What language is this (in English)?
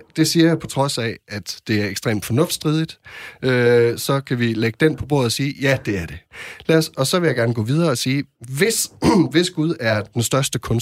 Danish